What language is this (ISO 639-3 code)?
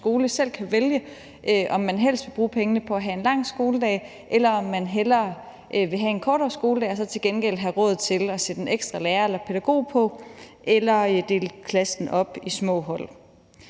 dan